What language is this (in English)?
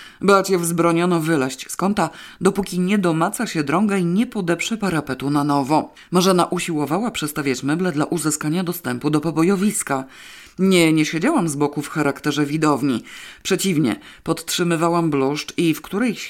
Polish